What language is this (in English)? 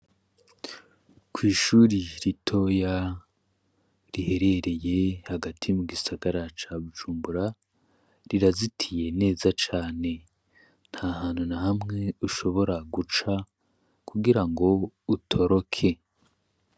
Rundi